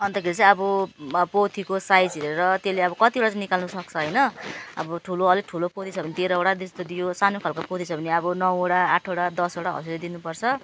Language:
Nepali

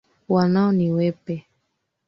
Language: Swahili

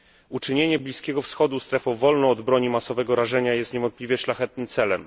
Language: Polish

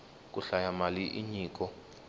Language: Tsonga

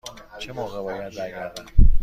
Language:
Persian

